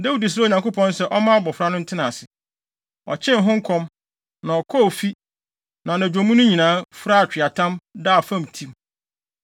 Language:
Akan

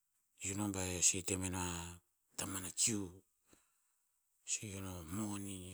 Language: Tinputz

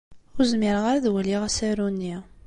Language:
Kabyle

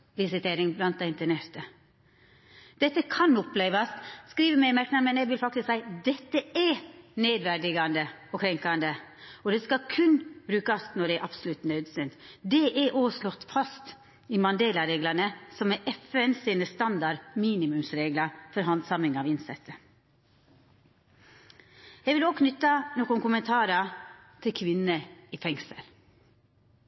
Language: Norwegian Nynorsk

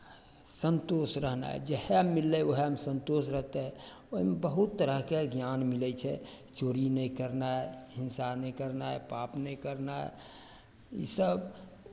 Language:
Maithili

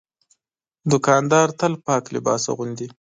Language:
Pashto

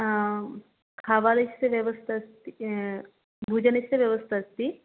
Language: Sanskrit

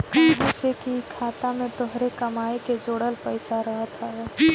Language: Bhojpuri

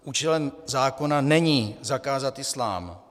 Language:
Czech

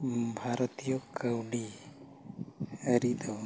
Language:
Santali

